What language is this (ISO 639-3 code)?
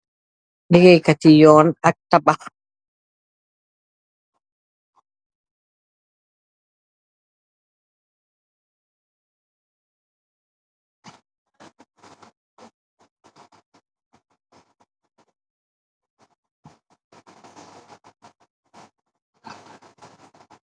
wol